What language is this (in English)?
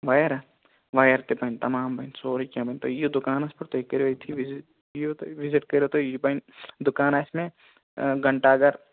Kashmiri